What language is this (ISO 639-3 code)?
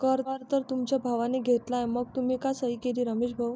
mar